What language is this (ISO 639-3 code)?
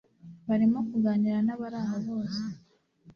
kin